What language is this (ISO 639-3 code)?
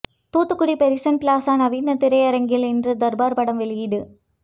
tam